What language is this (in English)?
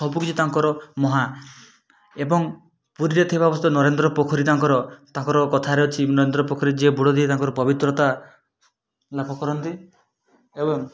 Odia